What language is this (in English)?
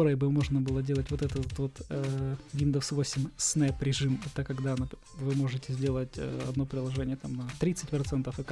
Russian